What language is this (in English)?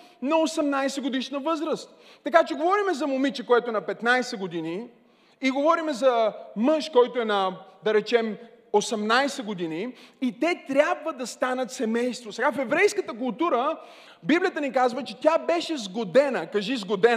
Bulgarian